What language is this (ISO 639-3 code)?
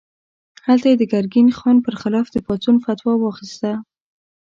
pus